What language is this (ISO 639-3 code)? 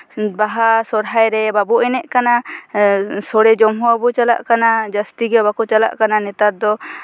sat